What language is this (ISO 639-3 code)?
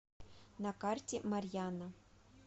rus